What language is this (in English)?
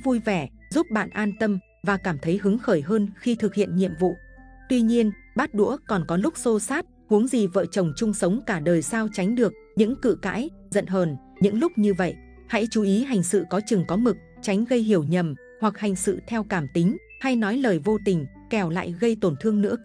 Vietnamese